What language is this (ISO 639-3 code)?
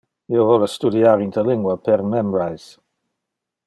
ina